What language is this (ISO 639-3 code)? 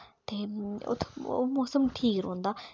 doi